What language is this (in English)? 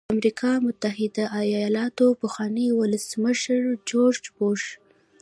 Pashto